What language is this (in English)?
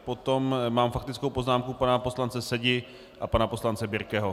Czech